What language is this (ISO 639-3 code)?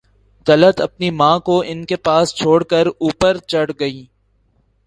urd